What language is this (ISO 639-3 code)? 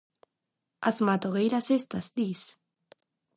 glg